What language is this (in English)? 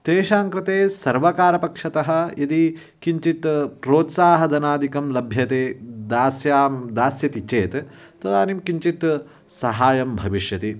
Sanskrit